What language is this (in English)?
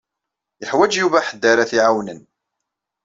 Kabyle